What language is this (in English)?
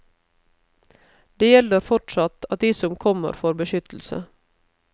Norwegian